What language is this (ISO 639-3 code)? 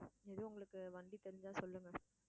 tam